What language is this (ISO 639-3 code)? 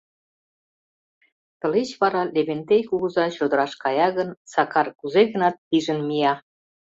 chm